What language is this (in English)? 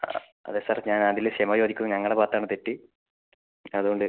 Malayalam